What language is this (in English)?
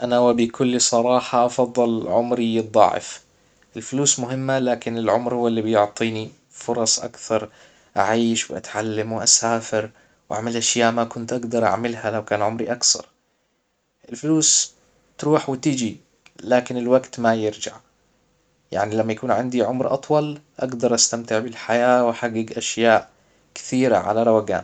Hijazi Arabic